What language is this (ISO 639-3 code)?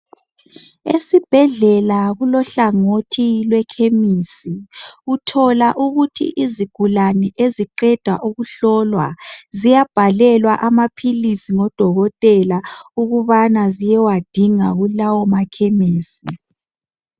nde